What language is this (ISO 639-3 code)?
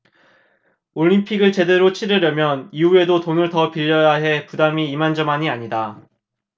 kor